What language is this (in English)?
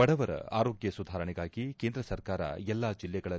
Kannada